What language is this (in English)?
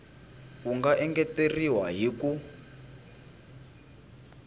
Tsonga